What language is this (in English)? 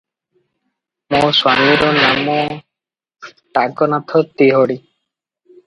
Odia